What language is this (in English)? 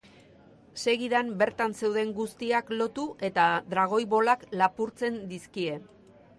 Basque